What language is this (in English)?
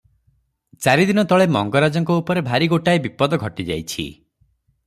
Odia